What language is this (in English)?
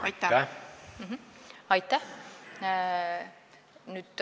Estonian